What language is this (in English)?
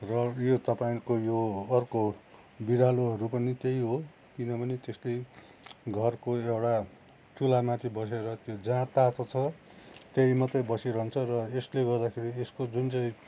Nepali